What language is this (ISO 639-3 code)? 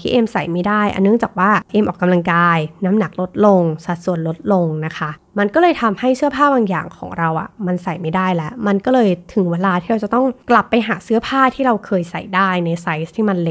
tha